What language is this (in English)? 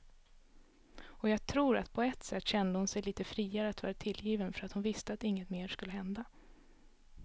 Swedish